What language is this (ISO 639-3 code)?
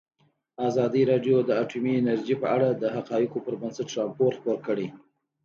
pus